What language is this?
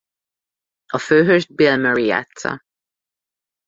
Hungarian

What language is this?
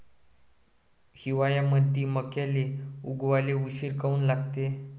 Marathi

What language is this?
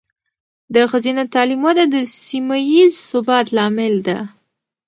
Pashto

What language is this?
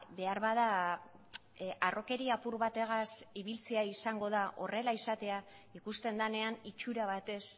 Basque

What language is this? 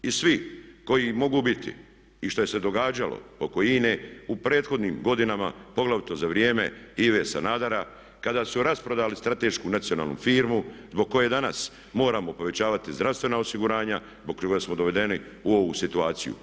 Croatian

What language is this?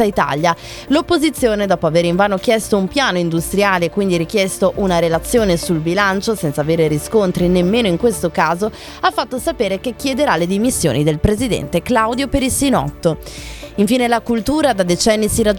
Italian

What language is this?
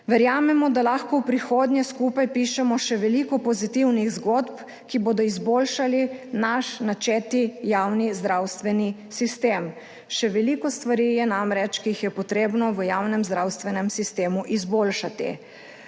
Slovenian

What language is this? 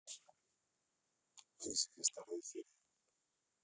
Russian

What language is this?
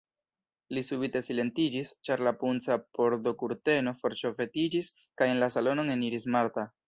Esperanto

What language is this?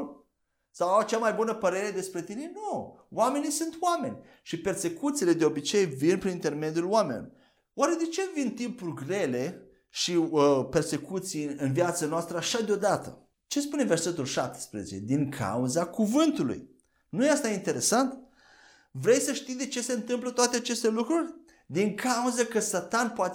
Romanian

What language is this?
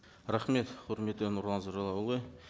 Kazakh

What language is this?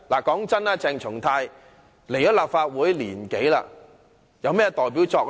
Cantonese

